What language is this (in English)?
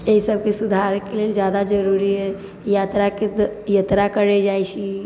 Maithili